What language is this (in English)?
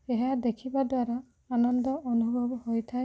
Odia